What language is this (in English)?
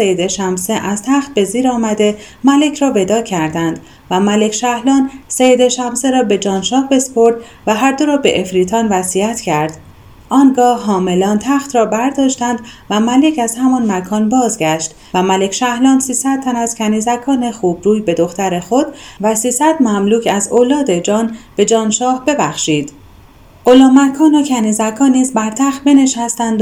Persian